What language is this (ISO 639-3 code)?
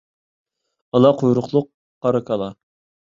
uig